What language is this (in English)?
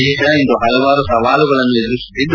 Kannada